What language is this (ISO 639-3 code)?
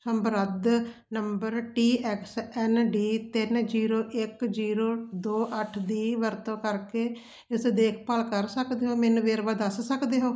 pan